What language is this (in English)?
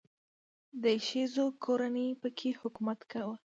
Pashto